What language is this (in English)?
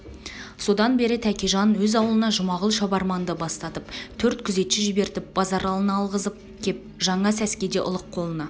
Kazakh